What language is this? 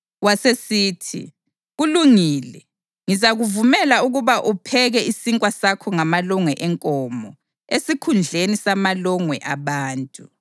North Ndebele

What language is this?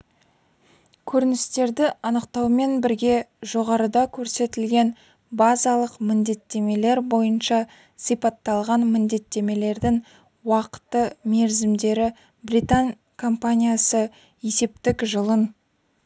Kazakh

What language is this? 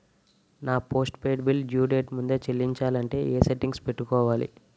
Telugu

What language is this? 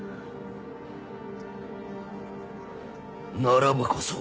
Japanese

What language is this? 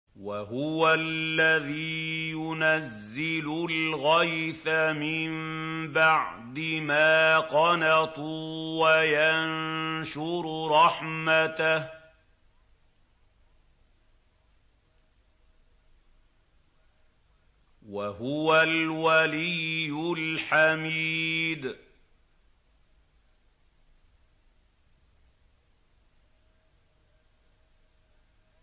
Arabic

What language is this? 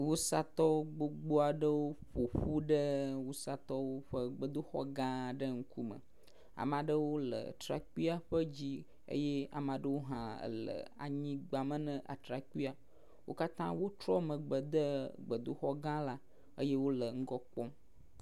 Ewe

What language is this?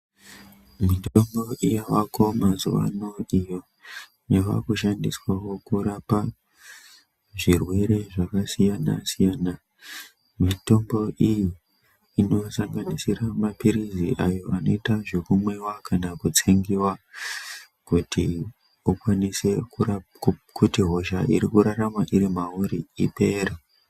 Ndau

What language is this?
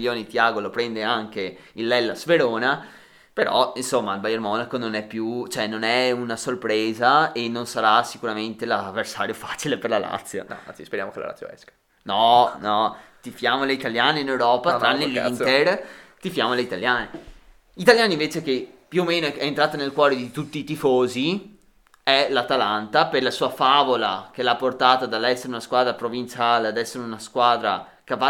Italian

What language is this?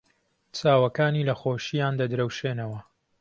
Central Kurdish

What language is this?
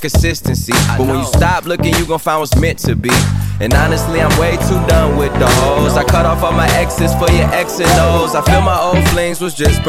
Spanish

